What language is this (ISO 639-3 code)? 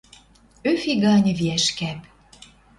mrj